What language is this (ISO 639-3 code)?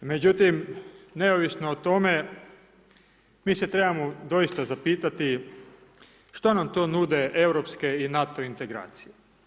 hrv